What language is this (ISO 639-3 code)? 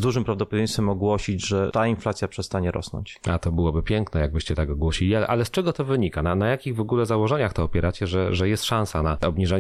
pol